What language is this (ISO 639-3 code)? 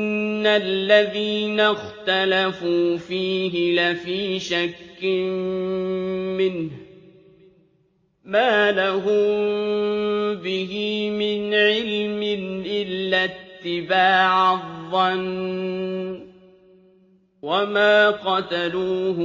ara